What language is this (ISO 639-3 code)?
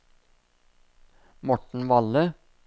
nor